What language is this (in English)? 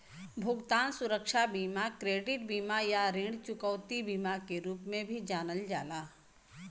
Bhojpuri